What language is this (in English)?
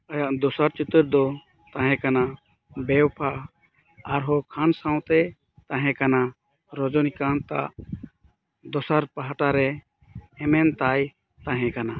Santali